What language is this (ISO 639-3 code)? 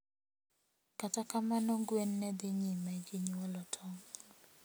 luo